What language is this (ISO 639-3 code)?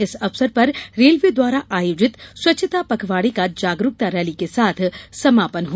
hin